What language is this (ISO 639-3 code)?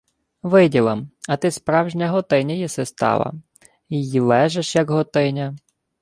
ukr